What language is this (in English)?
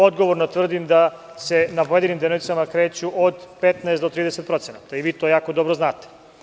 Serbian